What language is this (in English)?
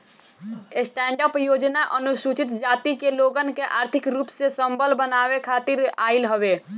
Bhojpuri